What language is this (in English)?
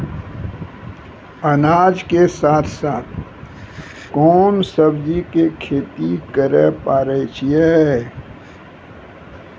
Maithili